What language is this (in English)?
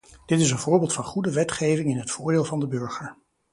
Dutch